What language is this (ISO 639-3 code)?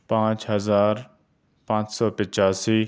urd